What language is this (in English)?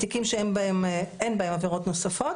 Hebrew